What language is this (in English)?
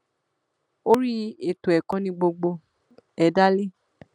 Yoruba